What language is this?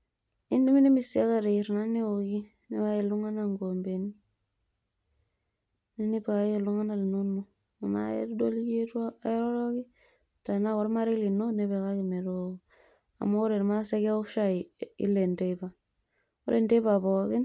Masai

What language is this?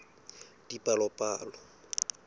Southern Sotho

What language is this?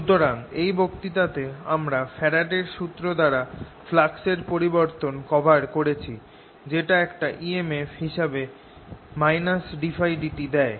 Bangla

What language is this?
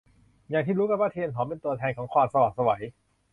Thai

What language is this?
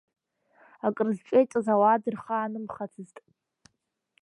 Abkhazian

